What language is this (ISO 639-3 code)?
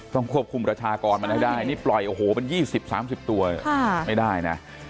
tha